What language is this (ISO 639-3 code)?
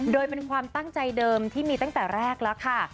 tha